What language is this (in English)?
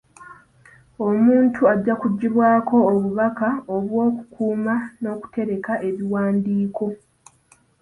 Ganda